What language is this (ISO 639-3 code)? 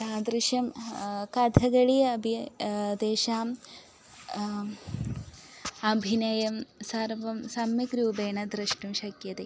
san